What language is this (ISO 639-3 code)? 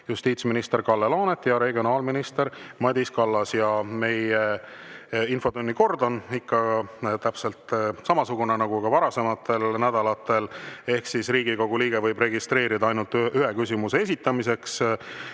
est